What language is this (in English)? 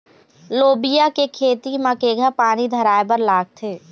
Chhattisgarhi